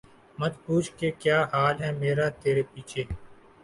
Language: Urdu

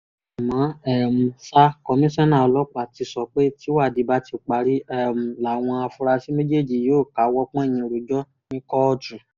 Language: Yoruba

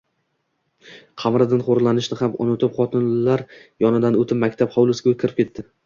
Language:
Uzbek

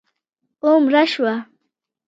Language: Pashto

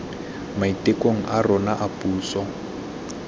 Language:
Tswana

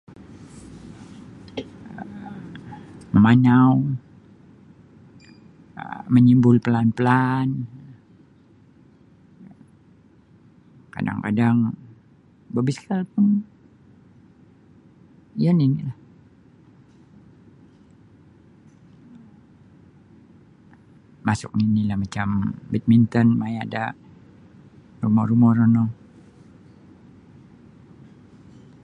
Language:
Sabah Bisaya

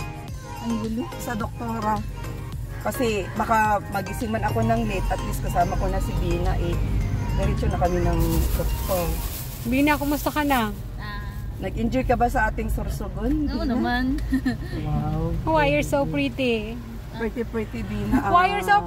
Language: Filipino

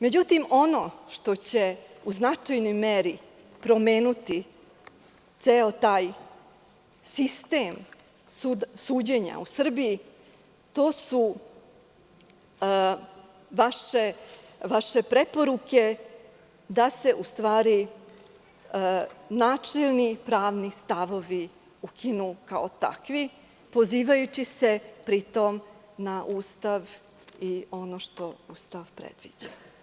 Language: Serbian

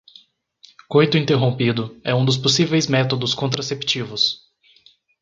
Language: Portuguese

